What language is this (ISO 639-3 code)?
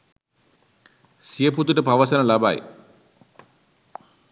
sin